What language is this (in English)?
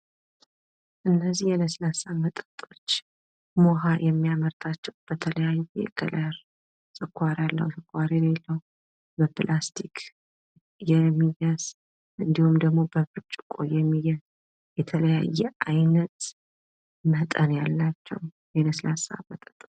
Amharic